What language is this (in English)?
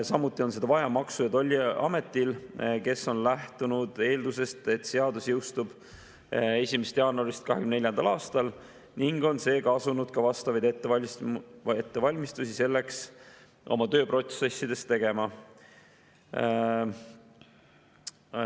Estonian